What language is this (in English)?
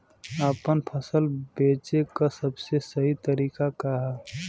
Bhojpuri